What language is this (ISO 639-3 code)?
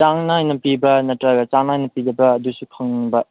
mni